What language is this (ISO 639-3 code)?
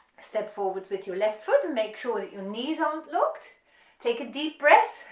eng